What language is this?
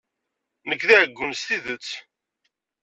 Kabyle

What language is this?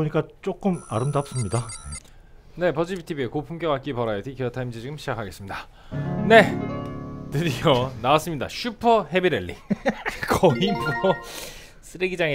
Korean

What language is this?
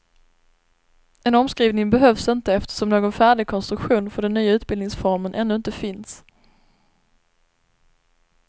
Swedish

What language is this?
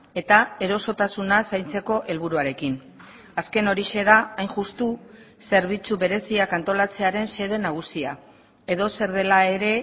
Basque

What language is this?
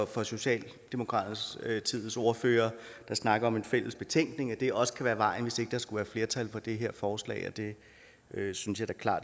Danish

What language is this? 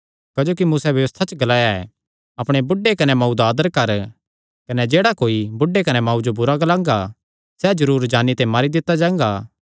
Kangri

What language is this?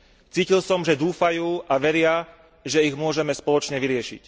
Slovak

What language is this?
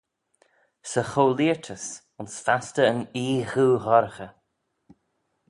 Manx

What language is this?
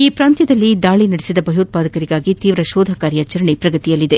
Kannada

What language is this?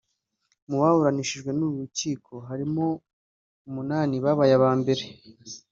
Kinyarwanda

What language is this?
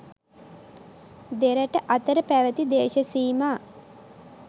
Sinhala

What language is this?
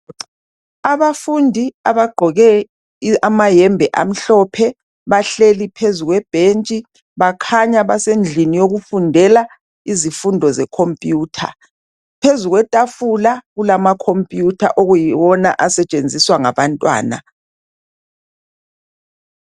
North Ndebele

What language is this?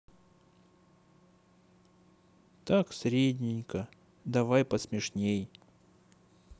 Russian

